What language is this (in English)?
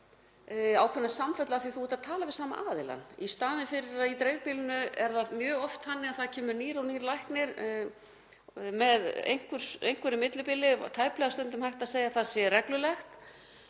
Icelandic